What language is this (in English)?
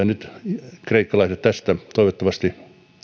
Finnish